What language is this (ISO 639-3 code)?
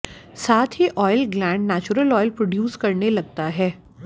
hin